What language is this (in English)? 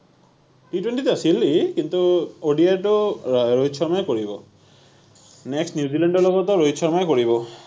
Assamese